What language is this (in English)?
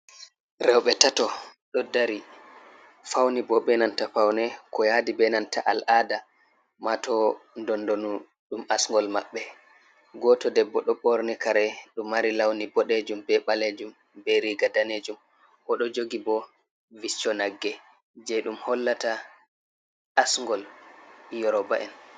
Fula